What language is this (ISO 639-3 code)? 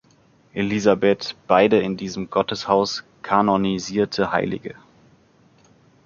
deu